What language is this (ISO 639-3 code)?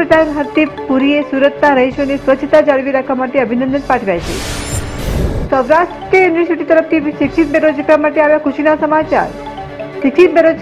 hin